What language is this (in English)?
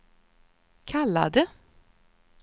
Swedish